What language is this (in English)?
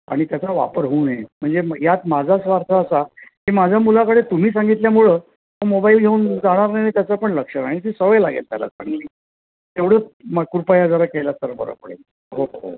Marathi